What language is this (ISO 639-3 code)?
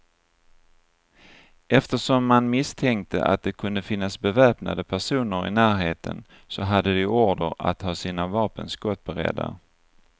swe